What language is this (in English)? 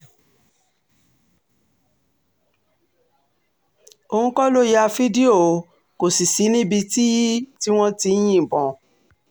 Yoruba